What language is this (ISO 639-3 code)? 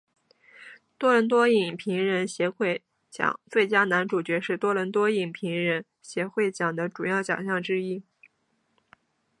zho